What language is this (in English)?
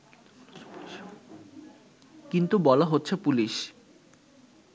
Bangla